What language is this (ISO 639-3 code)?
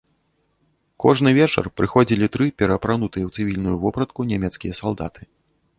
bel